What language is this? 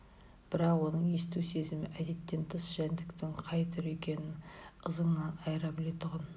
Kazakh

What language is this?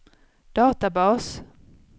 Swedish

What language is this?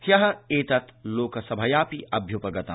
Sanskrit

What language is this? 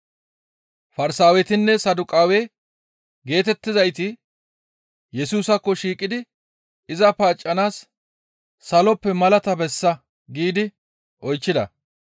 Gamo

